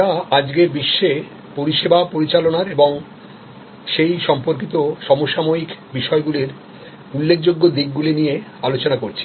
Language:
Bangla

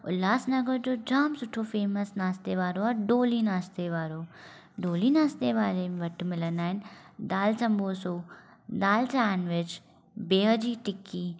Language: Sindhi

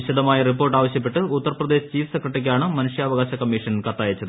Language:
Malayalam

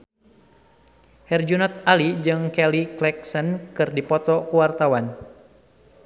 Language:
Sundanese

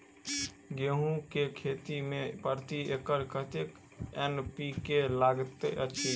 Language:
Maithili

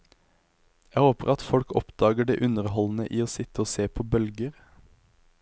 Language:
Norwegian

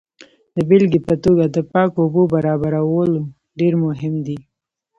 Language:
Pashto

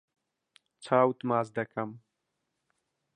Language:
Central Kurdish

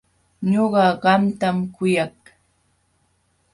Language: Jauja Wanca Quechua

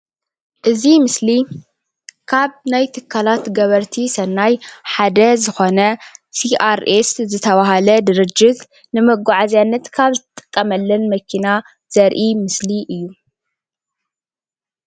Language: Tigrinya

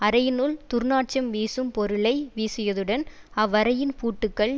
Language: Tamil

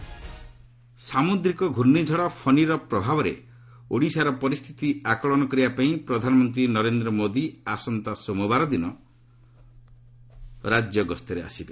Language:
Odia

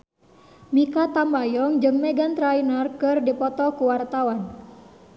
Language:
Sundanese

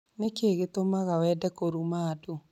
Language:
Kikuyu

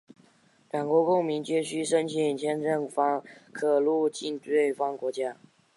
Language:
Chinese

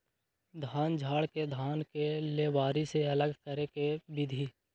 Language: Magahi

